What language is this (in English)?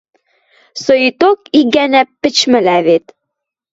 Western Mari